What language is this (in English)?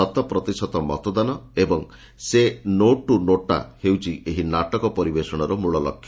Odia